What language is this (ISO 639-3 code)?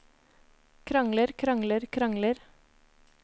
nor